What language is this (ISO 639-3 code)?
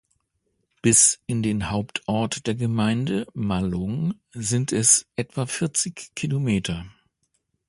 deu